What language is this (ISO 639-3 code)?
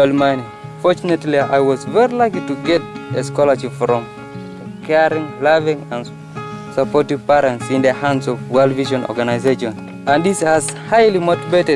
kor